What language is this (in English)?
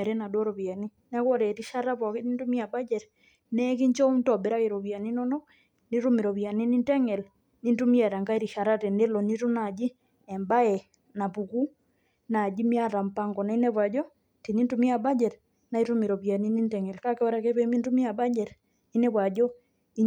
Masai